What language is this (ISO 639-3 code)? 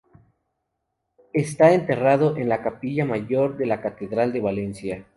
spa